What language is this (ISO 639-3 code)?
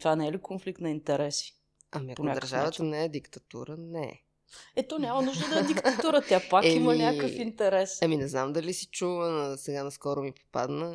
bul